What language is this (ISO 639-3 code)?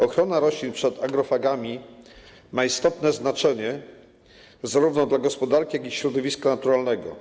pol